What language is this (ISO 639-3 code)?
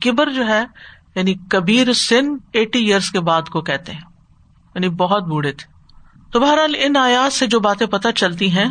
urd